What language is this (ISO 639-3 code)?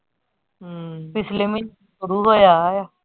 pan